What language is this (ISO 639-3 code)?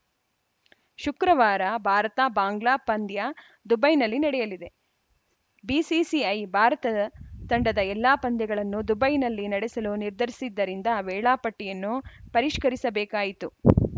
kan